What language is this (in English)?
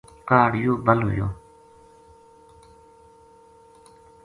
Gujari